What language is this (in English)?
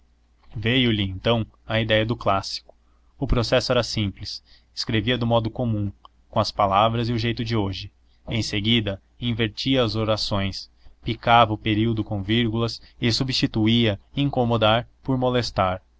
Portuguese